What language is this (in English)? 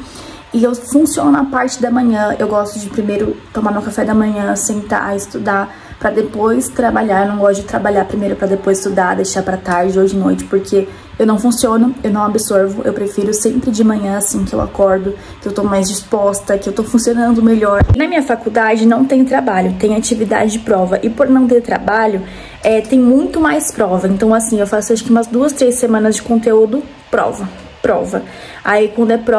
Portuguese